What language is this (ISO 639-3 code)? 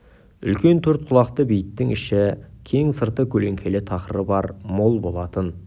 kaz